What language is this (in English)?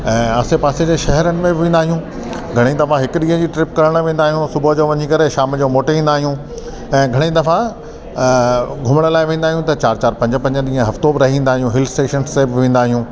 Sindhi